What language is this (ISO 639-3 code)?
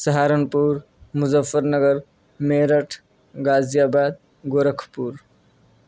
urd